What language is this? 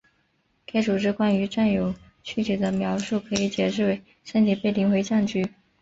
Chinese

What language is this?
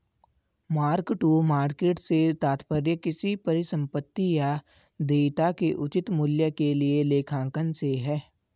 Hindi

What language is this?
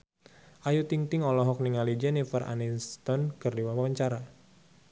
Sundanese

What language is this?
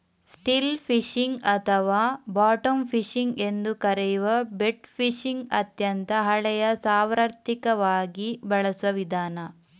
Kannada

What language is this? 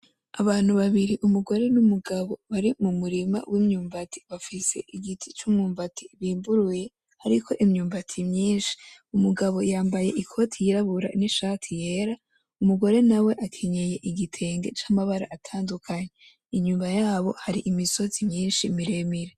Rundi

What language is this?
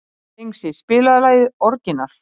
Icelandic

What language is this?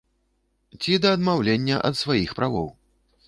Belarusian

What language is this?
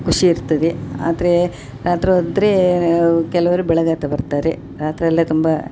Kannada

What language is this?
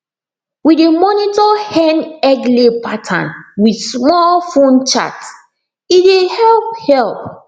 Nigerian Pidgin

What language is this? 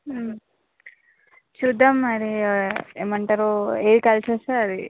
Telugu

